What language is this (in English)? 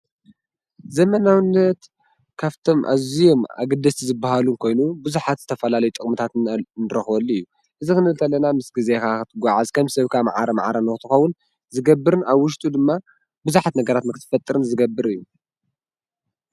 Tigrinya